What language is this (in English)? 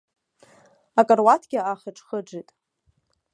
Abkhazian